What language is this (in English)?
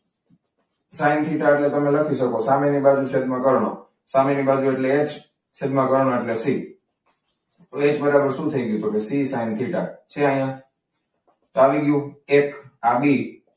Gujarati